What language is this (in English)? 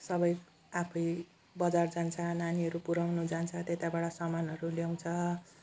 Nepali